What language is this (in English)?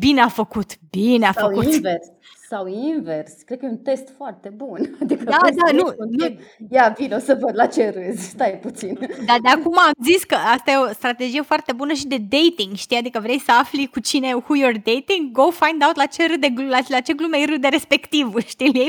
Romanian